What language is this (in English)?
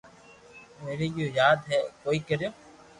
Loarki